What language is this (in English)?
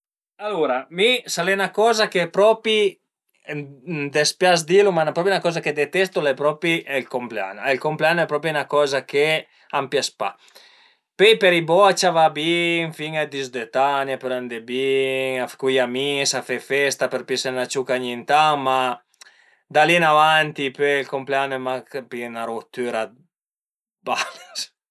Piedmontese